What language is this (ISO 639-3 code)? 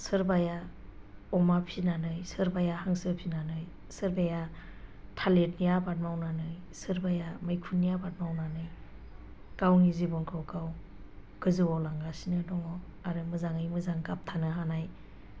brx